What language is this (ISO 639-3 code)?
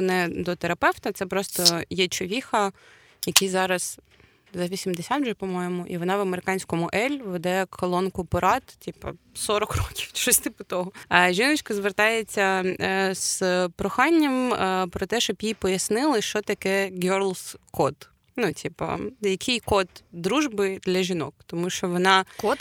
ukr